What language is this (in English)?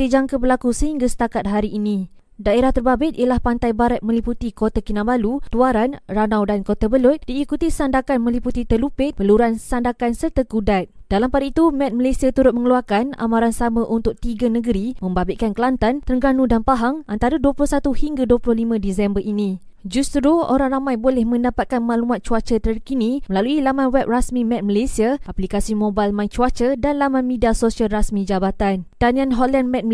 Malay